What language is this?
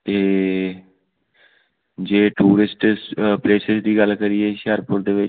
Punjabi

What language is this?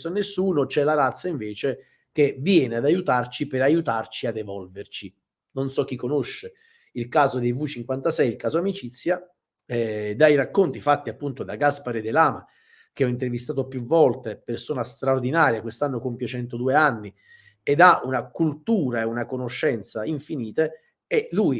Italian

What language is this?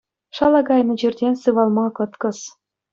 Chuvash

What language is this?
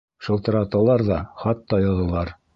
Bashkir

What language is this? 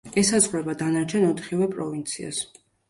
Georgian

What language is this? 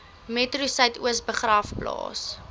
Afrikaans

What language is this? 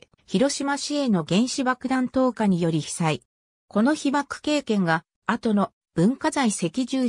Japanese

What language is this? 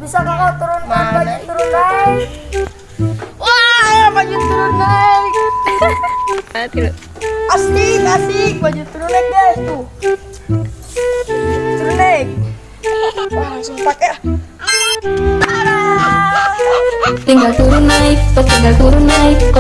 Indonesian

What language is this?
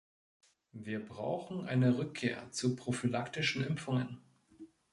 German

